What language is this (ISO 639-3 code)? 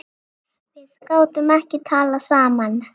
isl